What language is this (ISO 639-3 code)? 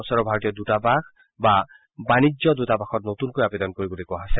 asm